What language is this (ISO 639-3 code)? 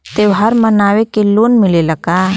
bho